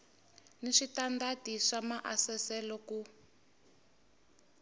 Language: Tsonga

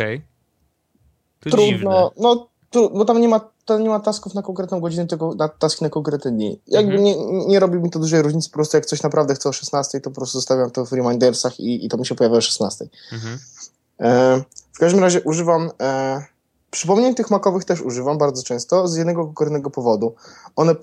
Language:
Polish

